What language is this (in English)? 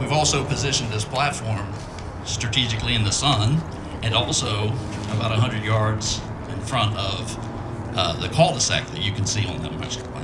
English